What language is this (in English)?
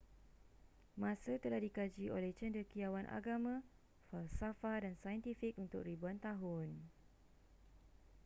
Malay